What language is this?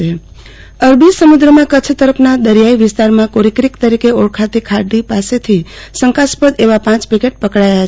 Gujarati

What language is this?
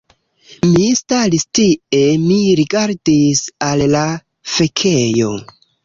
Esperanto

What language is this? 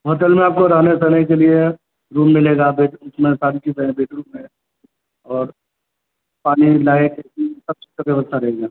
Urdu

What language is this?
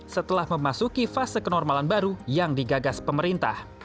Indonesian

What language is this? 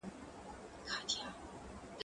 Pashto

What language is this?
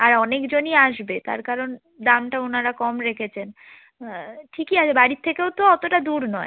Bangla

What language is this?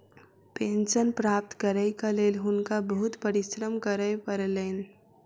Maithili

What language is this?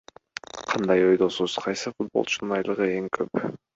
Kyrgyz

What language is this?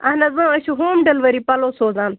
Kashmiri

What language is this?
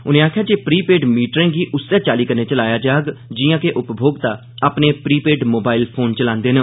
Dogri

